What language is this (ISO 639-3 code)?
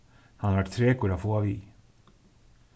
fao